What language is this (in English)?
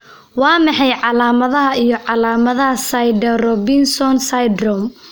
Somali